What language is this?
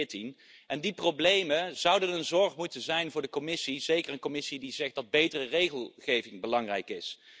Dutch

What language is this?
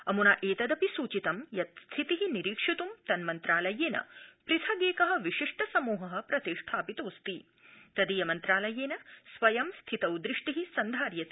Sanskrit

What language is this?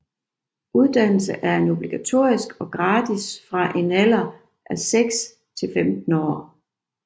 Danish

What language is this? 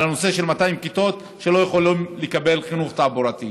Hebrew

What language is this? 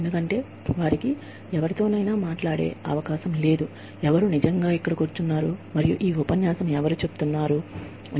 Telugu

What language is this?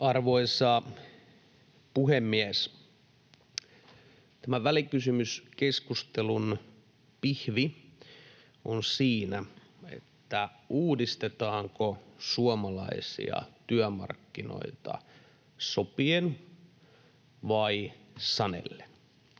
Finnish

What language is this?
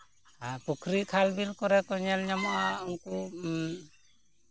Santali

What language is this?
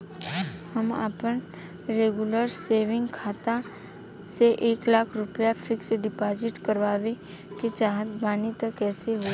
Bhojpuri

